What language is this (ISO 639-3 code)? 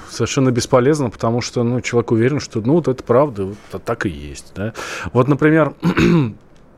rus